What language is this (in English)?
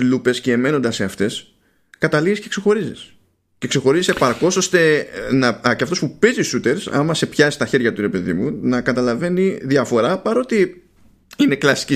Greek